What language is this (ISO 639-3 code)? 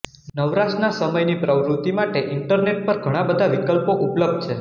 guj